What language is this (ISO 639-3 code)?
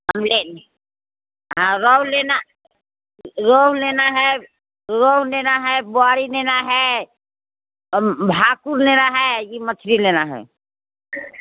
hin